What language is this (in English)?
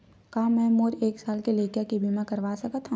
Chhattisgarhi